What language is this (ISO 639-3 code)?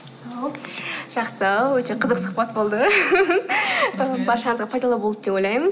kaz